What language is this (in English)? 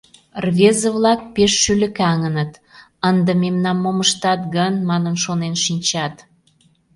Mari